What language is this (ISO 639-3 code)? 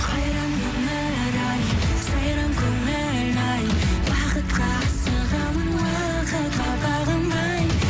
kaz